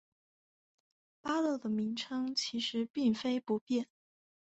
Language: Chinese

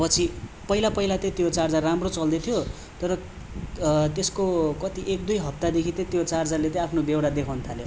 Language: Nepali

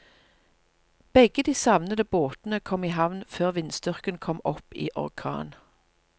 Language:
Norwegian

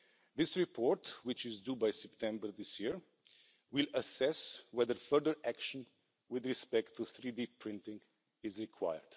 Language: English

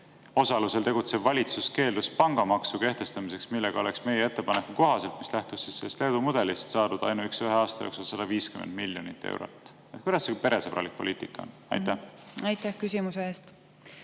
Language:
Estonian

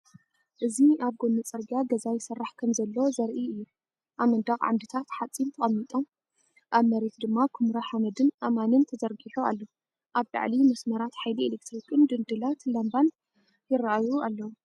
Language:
Tigrinya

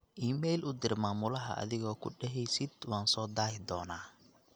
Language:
Somali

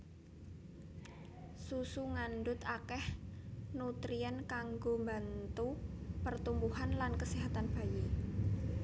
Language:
Javanese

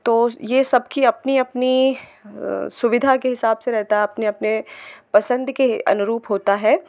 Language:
Hindi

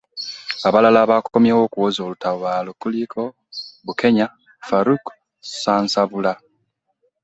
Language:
Ganda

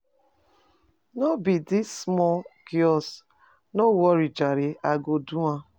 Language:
Nigerian Pidgin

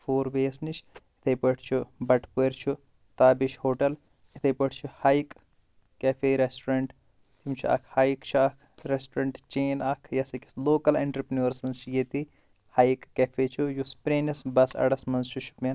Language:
Kashmiri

